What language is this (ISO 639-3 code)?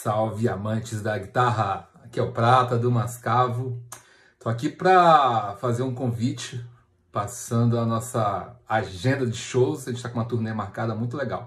por